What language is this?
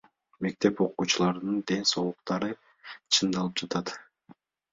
Kyrgyz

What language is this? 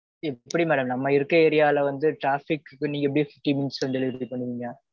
Tamil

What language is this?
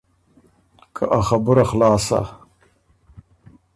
Ormuri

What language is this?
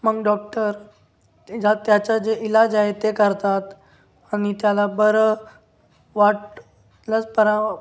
Marathi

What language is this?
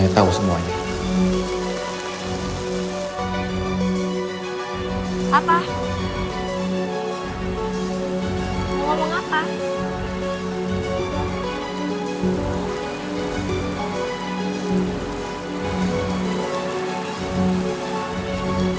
Indonesian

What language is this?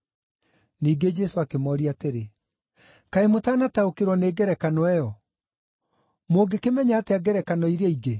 Kikuyu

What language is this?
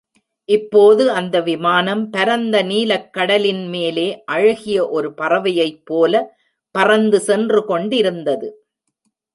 Tamil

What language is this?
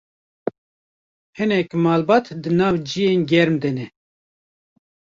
Kurdish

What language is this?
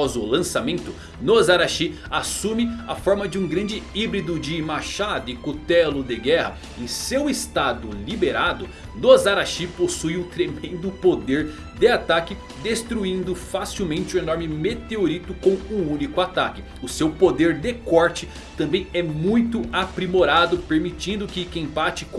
Portuguese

